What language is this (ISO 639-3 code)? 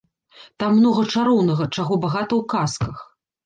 bel